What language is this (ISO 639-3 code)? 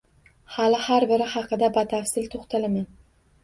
uzb